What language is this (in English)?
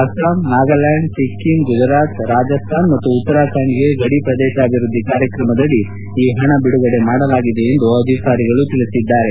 Kannada